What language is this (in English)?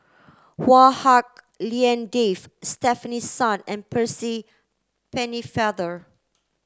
English